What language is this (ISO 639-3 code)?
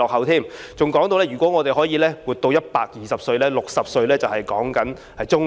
yue